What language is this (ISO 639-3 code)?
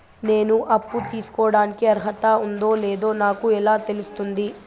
tel